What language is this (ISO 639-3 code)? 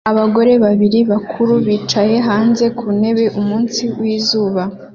kin